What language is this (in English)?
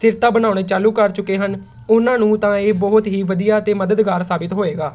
Punjabi